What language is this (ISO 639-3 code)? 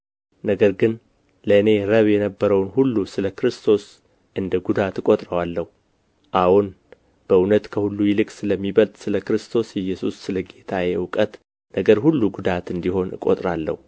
amh